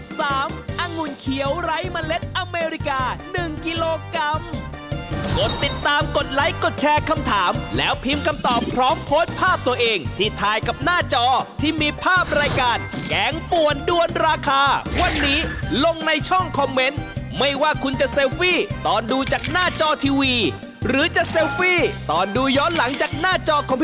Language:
Thai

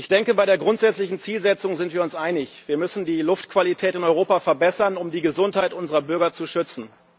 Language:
German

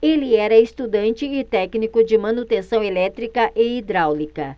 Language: Portuguese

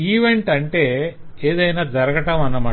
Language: Telugu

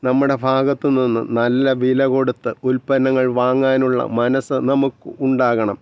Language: Malayalam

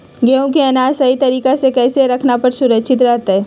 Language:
Magahi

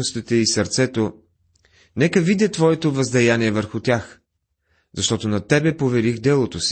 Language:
Bulgarian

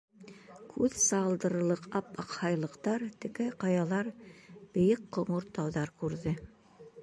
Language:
Bashkir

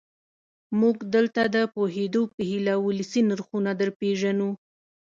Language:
Pashto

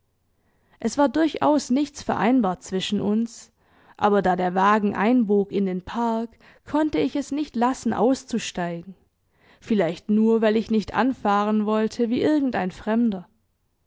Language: German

